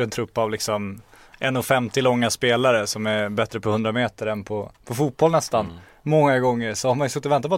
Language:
Swedish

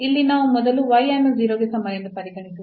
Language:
Kannada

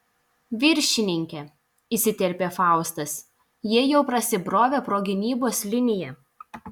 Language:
Lithuanian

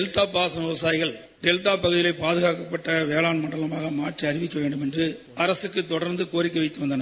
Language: Tamil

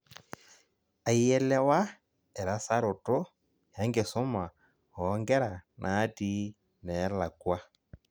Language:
Masai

